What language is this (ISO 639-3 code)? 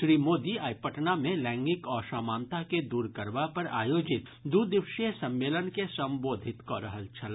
mai